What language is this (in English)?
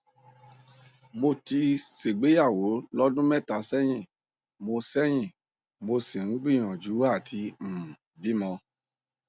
Yoruba